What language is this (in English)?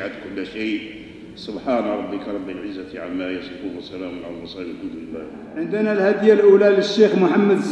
Arabic